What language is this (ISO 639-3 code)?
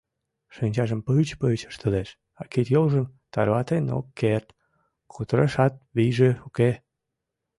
chm